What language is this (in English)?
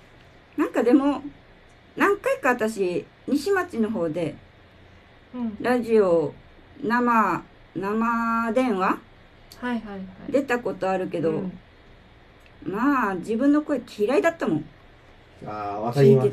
Japanese